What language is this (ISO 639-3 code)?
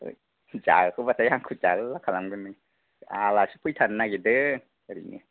brx